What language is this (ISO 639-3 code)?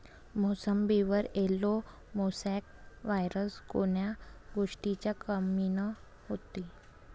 mar